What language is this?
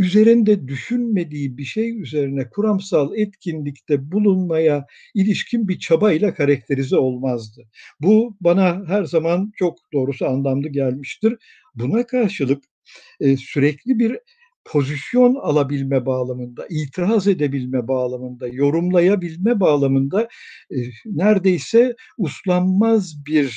Turkish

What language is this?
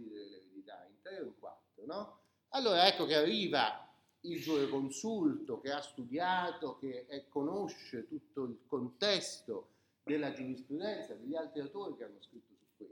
Italian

